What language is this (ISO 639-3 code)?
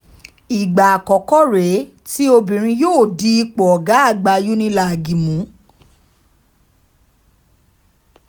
yor